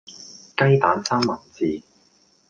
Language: Cantonese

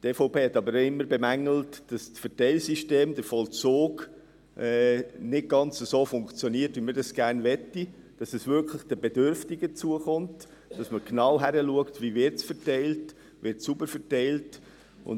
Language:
Swiss German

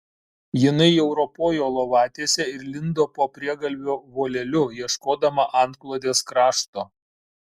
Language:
Lithuanian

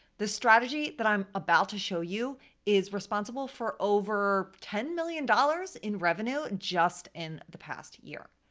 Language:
English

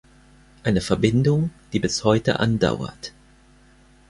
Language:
German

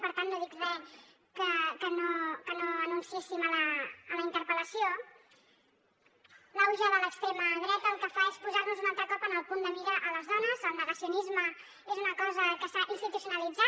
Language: Catalan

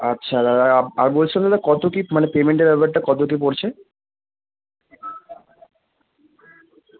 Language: Bangla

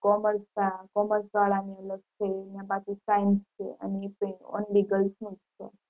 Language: Gujarati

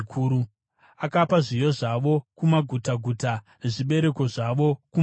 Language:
Shona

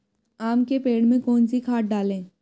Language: Hindi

